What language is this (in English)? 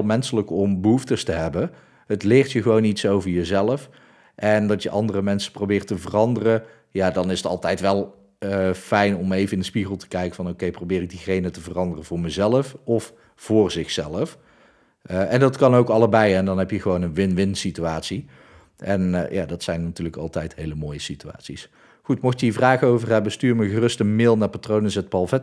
Dutch